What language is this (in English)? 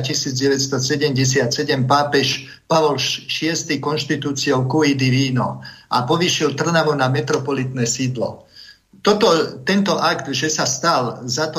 Slovak